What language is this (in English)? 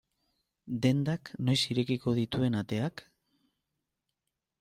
Basque